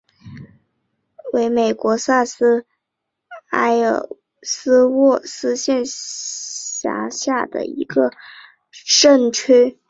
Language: Chinese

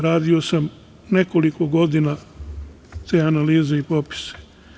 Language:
Serbian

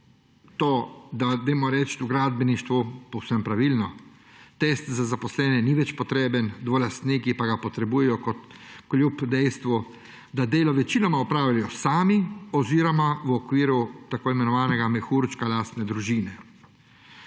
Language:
Slovenian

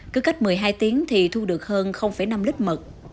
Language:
Vietnamese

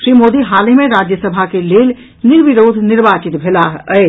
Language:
Maithili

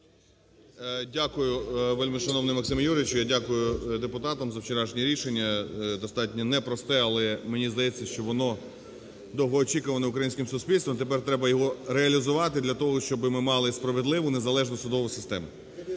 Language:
Ukrainian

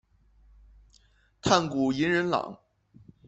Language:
Chinese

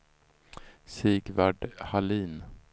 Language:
Swedish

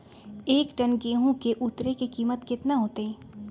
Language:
Magahi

